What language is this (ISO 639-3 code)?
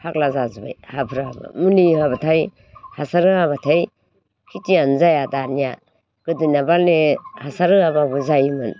brx